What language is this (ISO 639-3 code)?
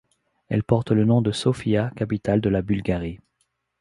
fra